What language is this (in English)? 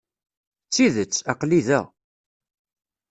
Kabyle